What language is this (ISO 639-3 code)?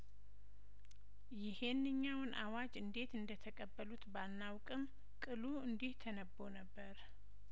amh